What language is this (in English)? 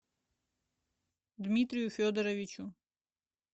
Russian